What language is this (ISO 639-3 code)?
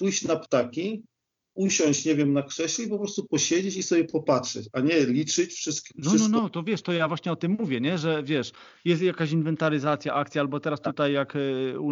pol